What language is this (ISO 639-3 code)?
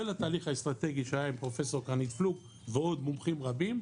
heb